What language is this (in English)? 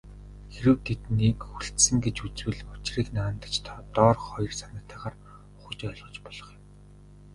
Mongolian